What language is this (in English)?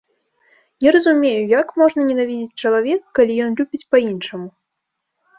Belarusian